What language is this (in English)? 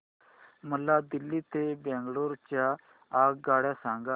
Marathi